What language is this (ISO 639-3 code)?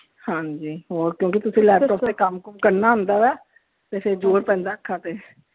pan